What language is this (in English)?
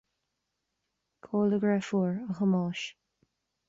Irish